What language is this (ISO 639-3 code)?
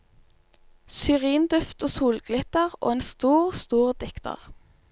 nor